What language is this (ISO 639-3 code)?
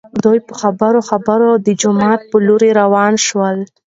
pus